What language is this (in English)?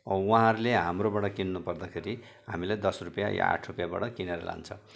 Nepali